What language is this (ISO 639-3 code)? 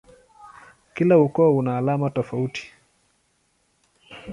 swa